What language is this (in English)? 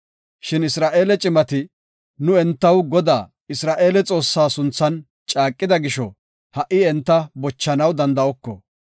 Gofa